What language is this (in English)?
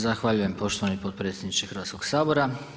Croatian